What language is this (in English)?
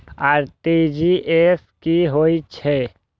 Maithili